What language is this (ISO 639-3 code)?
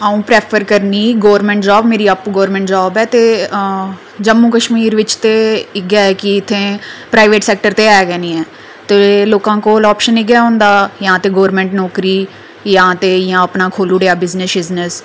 doi